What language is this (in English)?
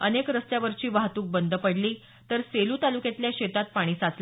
Marathi